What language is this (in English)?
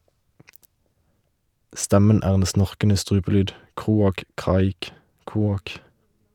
Norwegian